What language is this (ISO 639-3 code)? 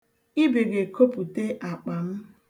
ibo